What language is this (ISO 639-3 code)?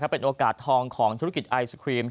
tha